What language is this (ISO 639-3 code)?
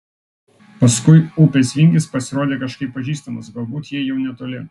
lit